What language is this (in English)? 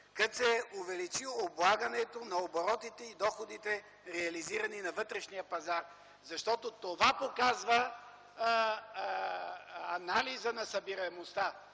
Bulgarian